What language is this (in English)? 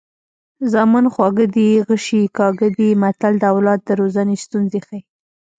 Pashto